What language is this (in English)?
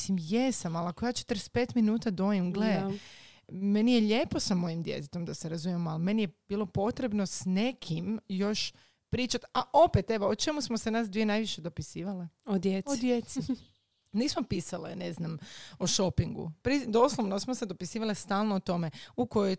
Croatian